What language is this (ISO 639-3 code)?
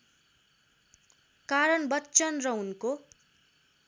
nep